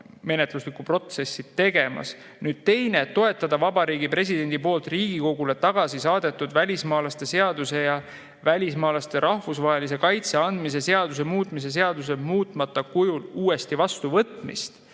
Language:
Estonian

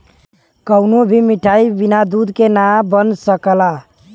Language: Bhojpuri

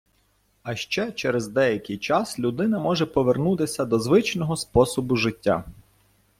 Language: Ukrainian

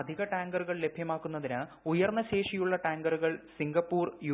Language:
Malayalam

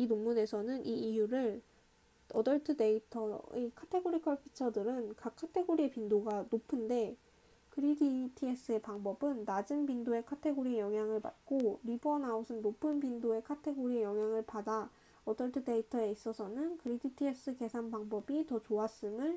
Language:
Korean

